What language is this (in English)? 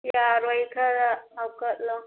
Manipuri